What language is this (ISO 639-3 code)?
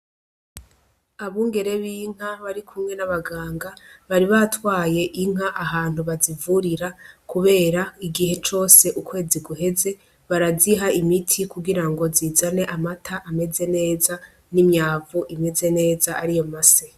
run